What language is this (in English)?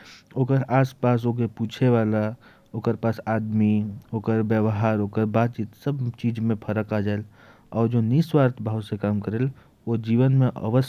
Korwa